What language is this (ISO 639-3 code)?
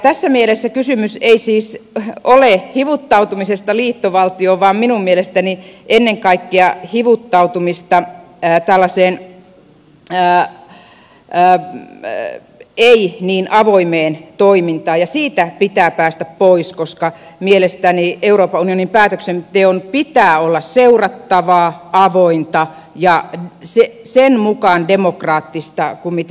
fin